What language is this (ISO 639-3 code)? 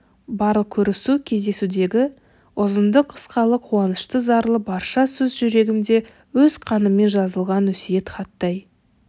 kaz